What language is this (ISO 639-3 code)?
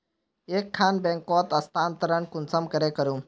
mag